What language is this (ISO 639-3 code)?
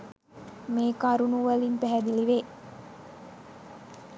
sin